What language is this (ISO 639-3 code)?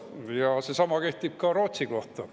est